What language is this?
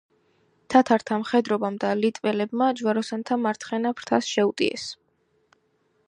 Georgian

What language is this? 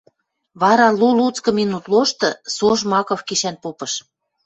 Western Mari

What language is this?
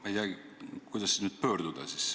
Estonian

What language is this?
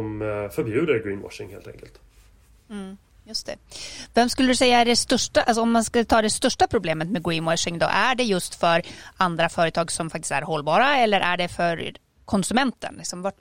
Swedish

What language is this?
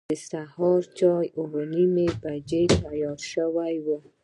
Pashto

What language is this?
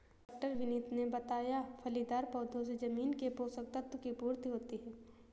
Hindi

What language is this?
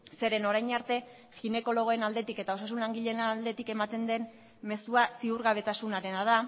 Basque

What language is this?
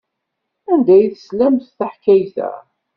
Kabyle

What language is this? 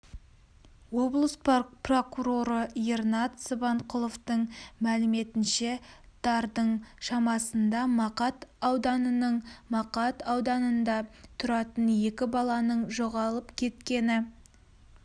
Kazakh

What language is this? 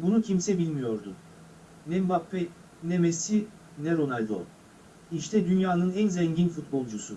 Turkish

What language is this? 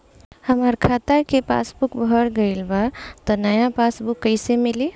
Bhojpuri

